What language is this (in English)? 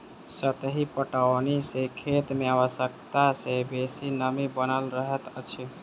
Maithili